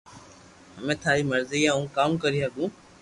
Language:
Loarki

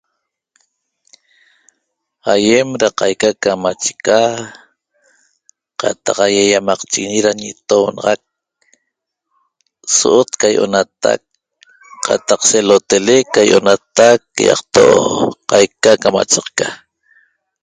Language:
Toba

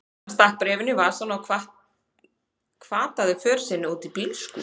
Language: Icelandic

